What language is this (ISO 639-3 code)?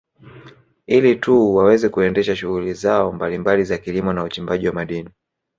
swa